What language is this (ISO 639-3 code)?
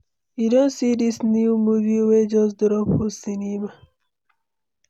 pcm